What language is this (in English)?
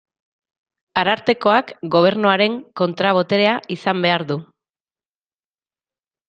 Basque